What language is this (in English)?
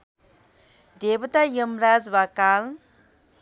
Nepali